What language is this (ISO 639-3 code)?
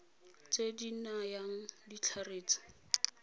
tsn